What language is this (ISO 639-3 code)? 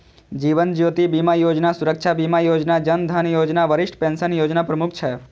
mai